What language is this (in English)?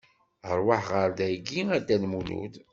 Kabyle